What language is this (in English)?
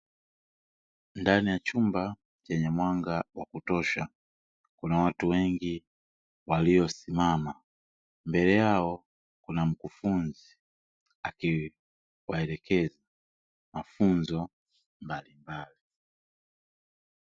Swahili